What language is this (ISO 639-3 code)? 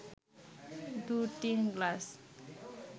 ben